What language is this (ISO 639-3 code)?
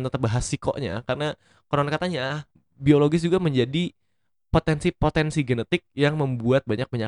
ind